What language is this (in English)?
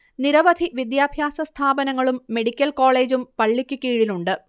Malayalam